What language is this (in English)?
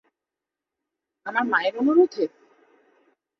Bangla